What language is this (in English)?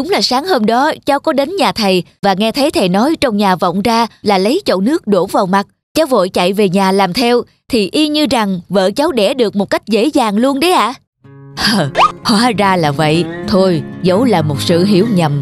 Vietnamese